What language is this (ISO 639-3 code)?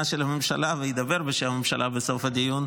heb